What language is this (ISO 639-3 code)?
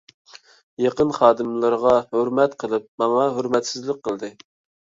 uig